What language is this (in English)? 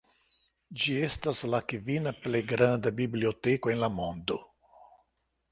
Esperanto